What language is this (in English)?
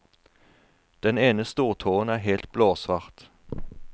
Norwegian